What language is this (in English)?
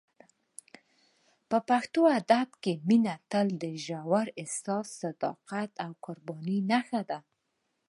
Pashto